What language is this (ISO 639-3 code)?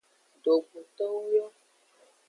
ajg